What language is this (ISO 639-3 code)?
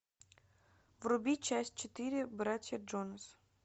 rus